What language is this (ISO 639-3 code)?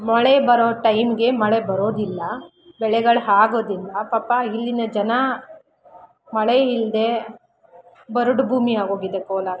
kan